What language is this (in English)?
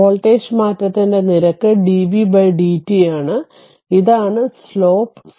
Malayalam